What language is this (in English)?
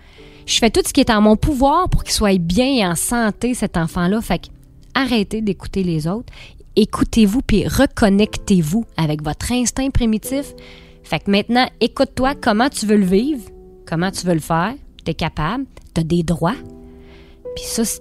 French